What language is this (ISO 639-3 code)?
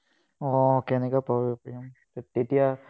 asm